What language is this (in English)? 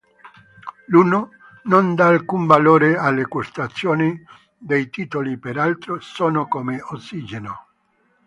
Italian